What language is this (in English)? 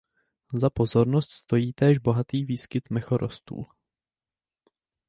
Czech